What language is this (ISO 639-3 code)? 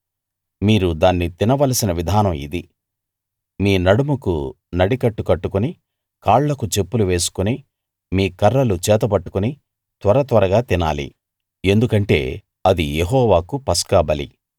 tel